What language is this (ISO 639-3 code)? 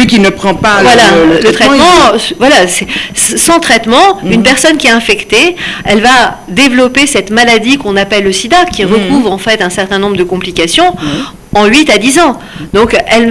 fra